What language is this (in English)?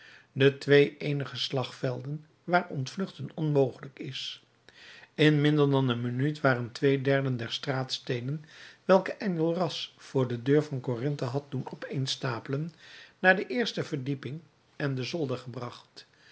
Dutch